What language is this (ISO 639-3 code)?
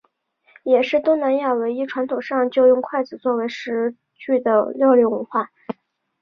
zho